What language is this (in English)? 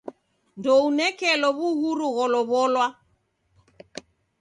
Taita